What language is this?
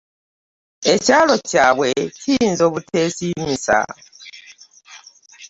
Ganda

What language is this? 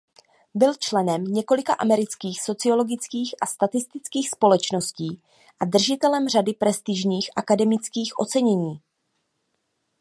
Czech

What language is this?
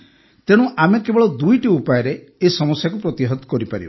Odia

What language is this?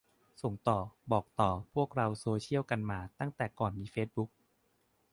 Thai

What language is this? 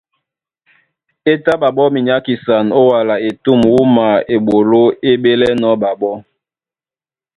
Duala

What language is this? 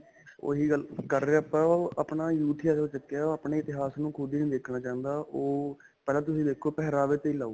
Punjabi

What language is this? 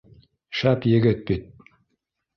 Bashkir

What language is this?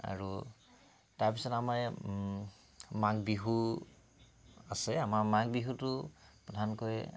Assamese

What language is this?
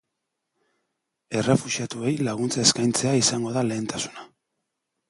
Basque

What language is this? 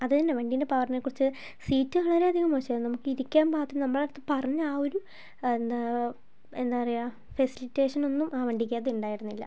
Malayalam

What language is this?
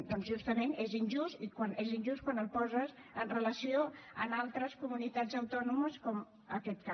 Catalan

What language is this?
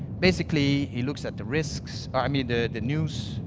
English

